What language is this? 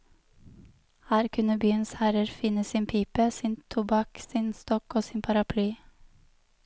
Norwegian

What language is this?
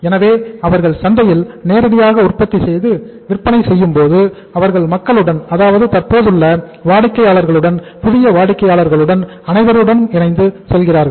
Tamil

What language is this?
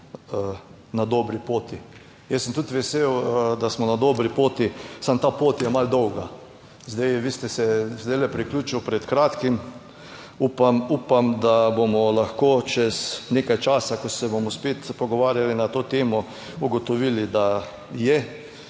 Slovenian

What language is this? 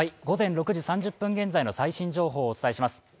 Japanese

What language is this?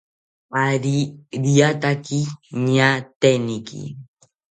South Ucayali Ashéninka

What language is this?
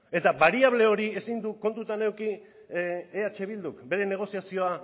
Basque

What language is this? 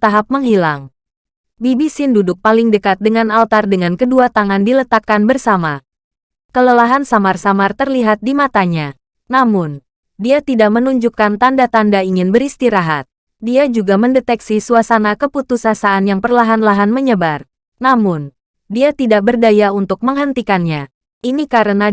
Indonesian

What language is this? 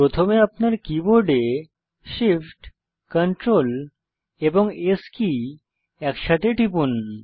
Bangla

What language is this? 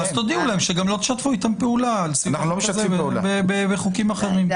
Hebrew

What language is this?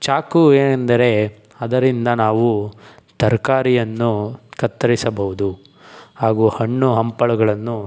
Kannada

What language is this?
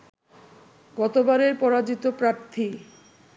Bangla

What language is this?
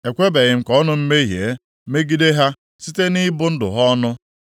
Igbo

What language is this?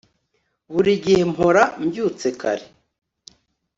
Kinyarwanda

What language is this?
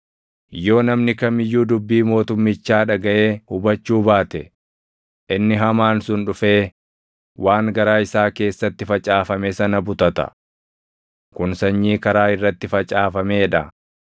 Oromo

